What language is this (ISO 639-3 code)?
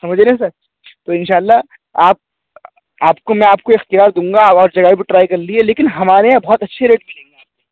urd